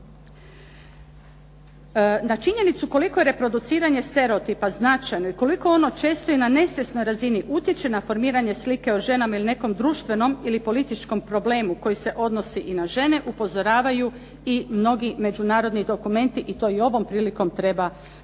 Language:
Croatian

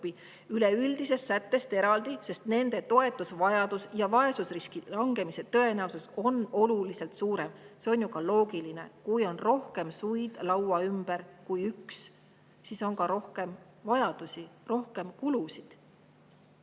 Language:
Estonian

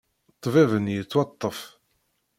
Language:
Kabyle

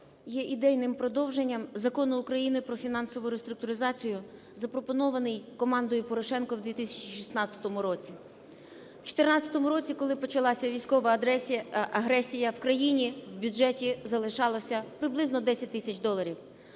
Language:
Ukrainian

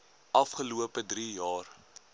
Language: Afrikaans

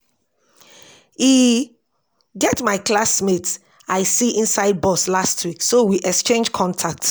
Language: Nigerian Pidgin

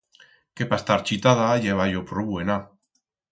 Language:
Aragonese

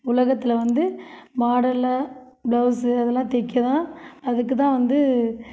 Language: Tamil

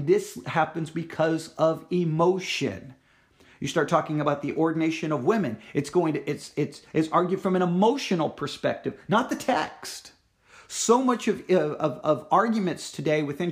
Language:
English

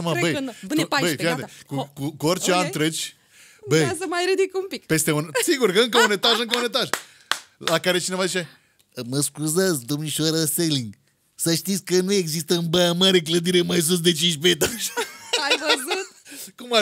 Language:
Romanian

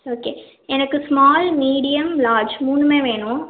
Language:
Tamil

